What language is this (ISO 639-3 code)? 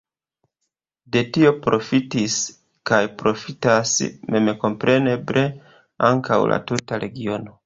epo